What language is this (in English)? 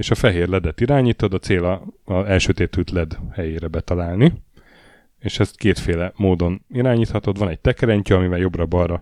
Hungarian